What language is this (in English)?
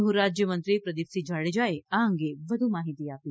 Gujarati